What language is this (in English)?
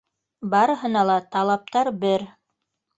Bashkir